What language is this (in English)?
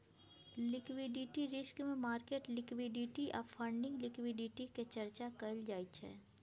Maithili